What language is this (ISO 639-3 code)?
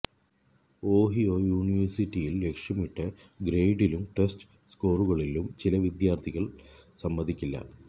mal